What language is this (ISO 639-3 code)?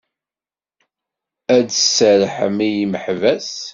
kab